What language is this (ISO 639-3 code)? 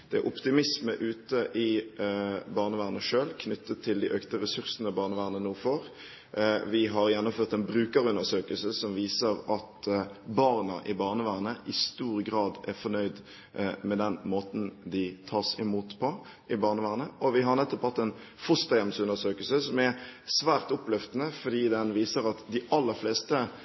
nob